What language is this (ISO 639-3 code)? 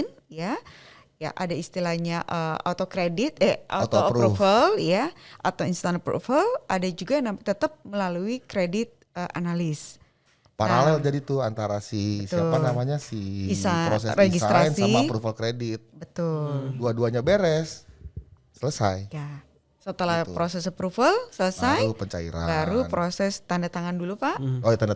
ind